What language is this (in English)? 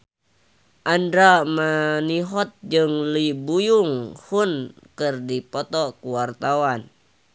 Sundanese